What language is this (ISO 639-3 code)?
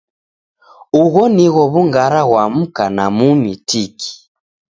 dav